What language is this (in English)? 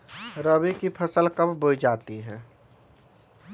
Magahi